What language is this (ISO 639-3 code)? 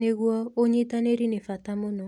kik